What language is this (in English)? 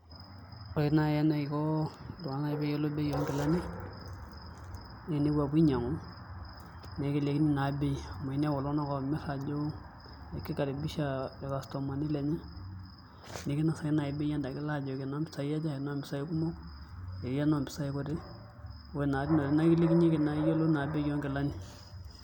Masai